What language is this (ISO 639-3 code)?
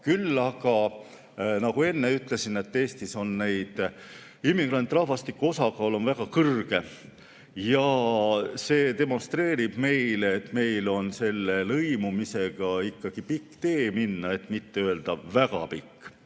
est